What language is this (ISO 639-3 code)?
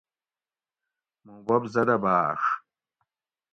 gwc